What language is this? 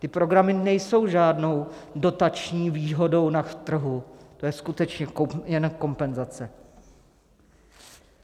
Czech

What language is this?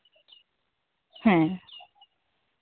Santali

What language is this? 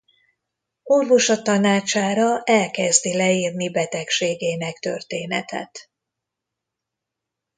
Hungarian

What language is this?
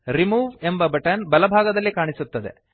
Kannada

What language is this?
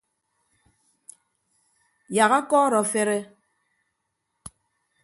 Ibibio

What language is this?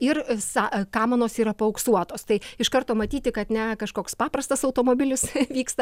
Lithuanian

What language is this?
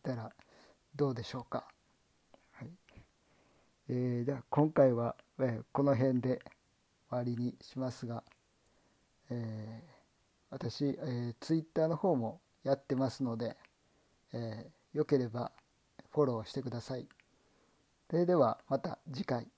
Japanese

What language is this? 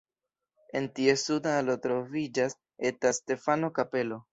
Esperanto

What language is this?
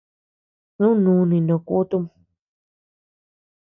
Tepeuxila Cuicatec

